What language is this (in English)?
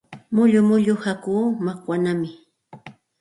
Santa Ana de Tusi Pasco Quechua